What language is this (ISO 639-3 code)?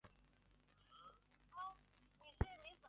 zho